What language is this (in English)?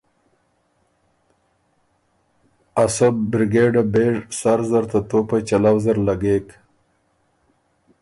Ormuri